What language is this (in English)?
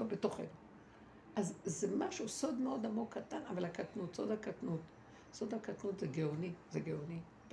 Hebrew